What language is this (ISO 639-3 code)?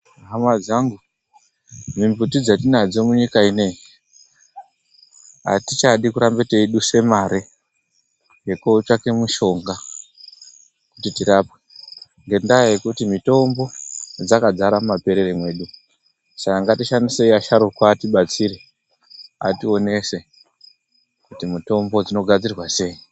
ndc